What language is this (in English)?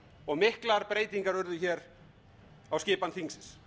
Icelandic